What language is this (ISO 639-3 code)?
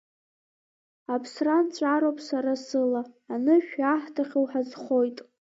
abk